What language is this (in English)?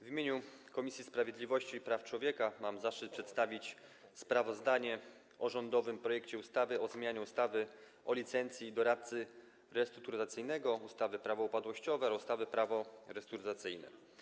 Polish